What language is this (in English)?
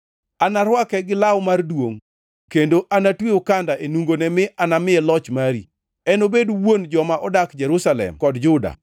Luo (Kenya and Tanzania)